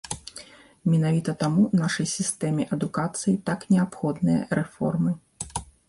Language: Belarusian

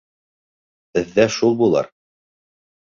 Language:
Bashkir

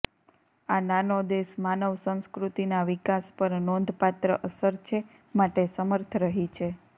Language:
Gujarati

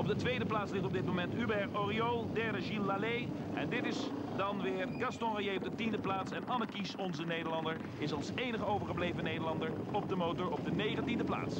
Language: Dutch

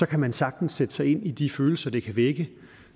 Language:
Danish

